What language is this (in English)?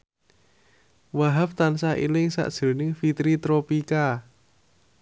Javanese